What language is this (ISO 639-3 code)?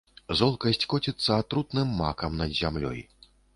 bel